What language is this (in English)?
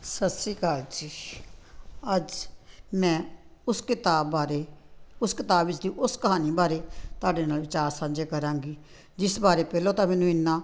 Punjabi